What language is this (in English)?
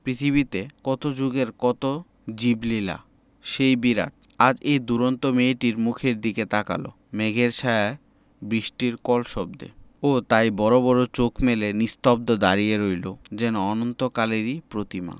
Bangla